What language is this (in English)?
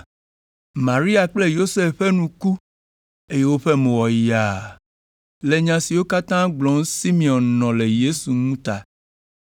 Ewe